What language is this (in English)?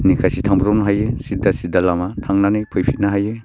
Bodo